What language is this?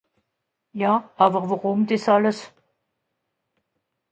Swiss German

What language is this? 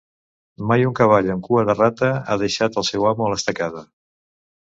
Catalan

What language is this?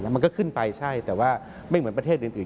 Thai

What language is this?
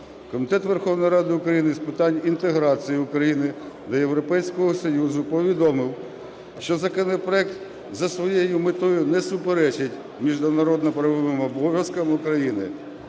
Ukrainian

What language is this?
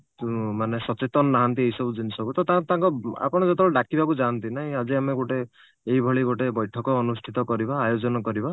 Odia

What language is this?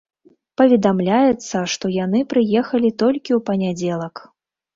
Belarusian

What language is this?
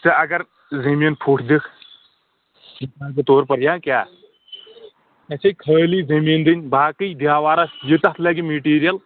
Kashmiri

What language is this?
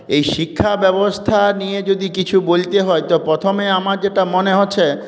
Bangla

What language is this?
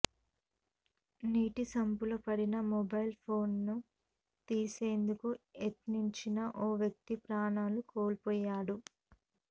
Telugu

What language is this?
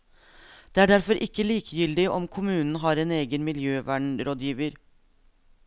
Norwegian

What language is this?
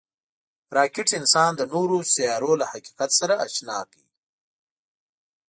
Pashto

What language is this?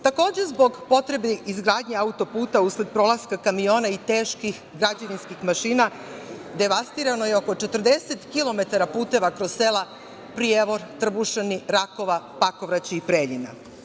Serbian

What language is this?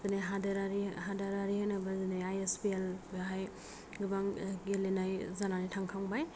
Bodo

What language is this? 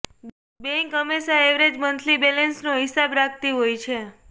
Gujarati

